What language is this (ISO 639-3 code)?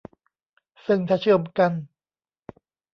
tha